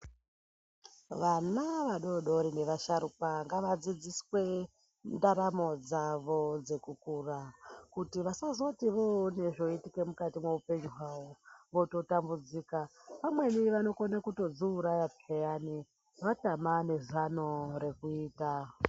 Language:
Ndau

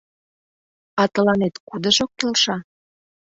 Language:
Mari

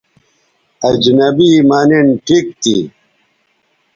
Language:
Bateri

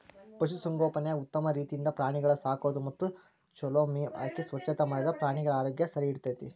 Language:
Kannada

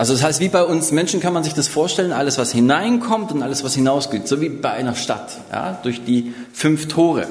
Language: German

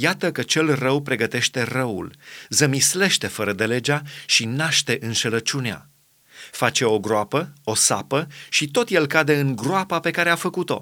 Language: Romanian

